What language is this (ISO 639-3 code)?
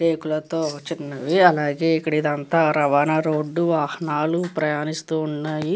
tel